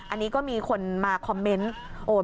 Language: Thai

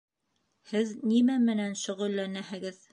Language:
Bashkir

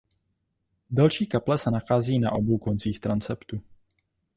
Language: Czech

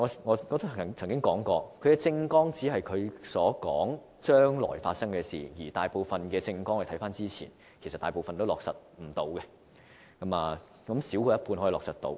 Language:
Cantonese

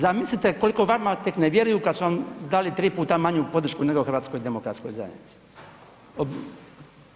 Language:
Croatian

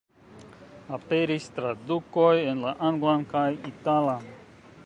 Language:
Esperanto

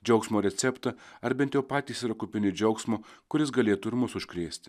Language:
Lithuanian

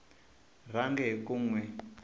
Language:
Tsonga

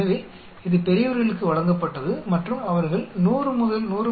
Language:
Tamil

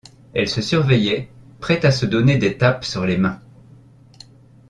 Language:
French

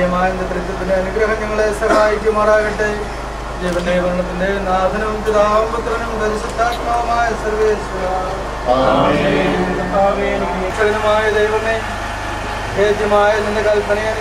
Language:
Malayalam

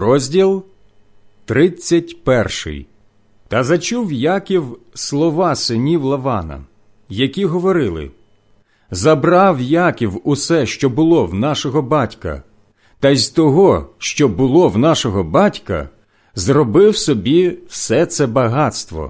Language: Ukrainian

